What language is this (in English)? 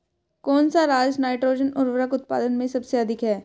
Hindi